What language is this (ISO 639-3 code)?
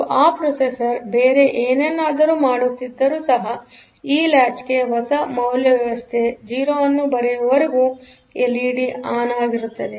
kan